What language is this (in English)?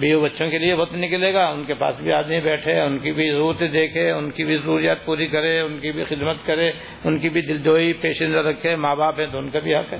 Urdu